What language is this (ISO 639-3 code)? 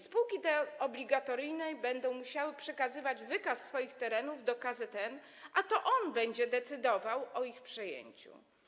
pol